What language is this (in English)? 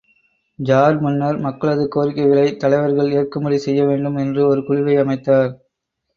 Tamil